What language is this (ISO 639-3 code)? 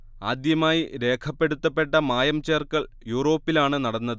mal